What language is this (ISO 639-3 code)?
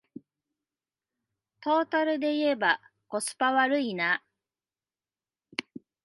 jpn